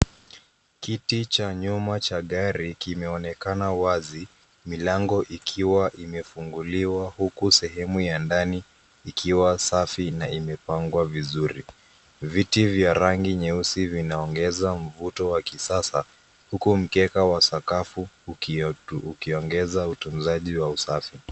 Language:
Swahili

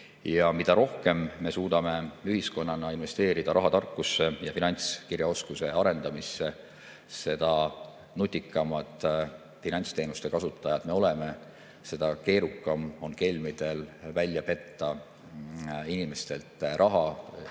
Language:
Estonian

